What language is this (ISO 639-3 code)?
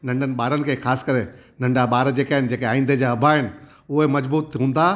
snd